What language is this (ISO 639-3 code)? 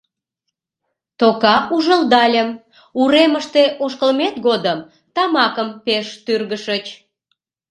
chm